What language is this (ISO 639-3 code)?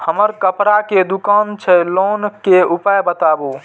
mai